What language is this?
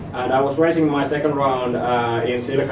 English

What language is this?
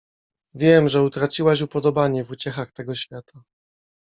Polish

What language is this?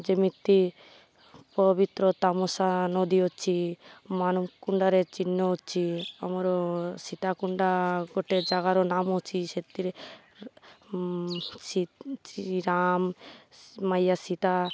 Odia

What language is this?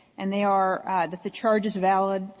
English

